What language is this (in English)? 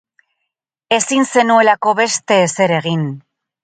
Basque